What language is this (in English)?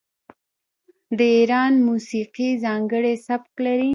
Pashto